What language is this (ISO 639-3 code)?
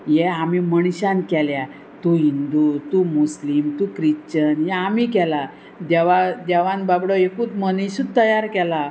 kok